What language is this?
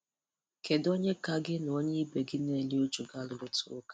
Igbo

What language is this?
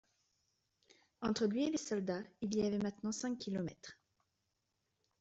French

